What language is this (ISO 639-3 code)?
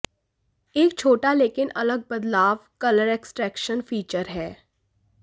hin